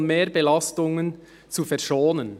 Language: Swiss German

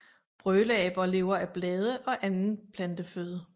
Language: Danish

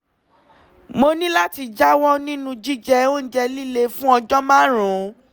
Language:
Yoruba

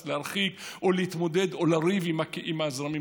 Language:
Hebrew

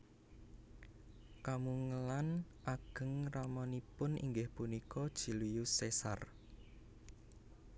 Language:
Javanese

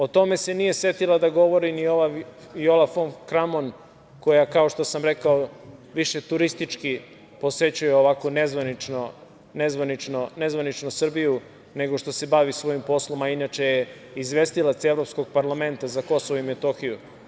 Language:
Serbian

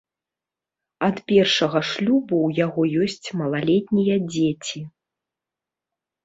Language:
Belarusian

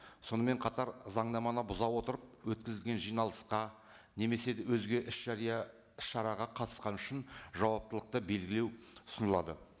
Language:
Kazakh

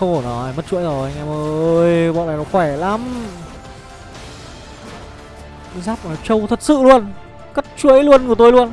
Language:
Vietnamese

